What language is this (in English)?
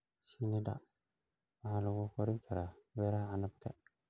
Somali